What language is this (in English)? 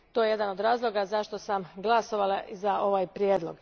Croatian